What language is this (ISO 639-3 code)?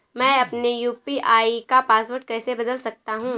hin